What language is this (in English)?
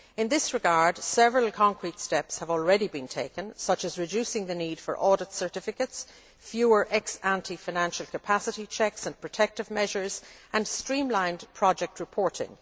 English